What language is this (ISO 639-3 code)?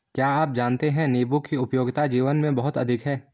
hin